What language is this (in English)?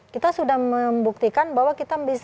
Indonesian